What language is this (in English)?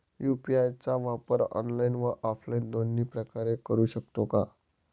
Marathi